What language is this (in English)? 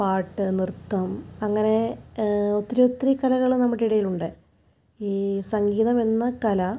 Malayalam